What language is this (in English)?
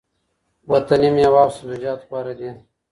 Pashto